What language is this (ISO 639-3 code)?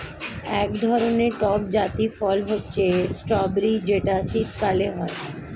ben